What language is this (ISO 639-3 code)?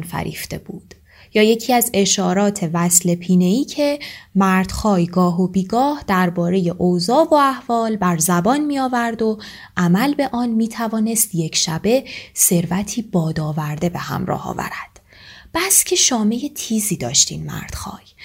fas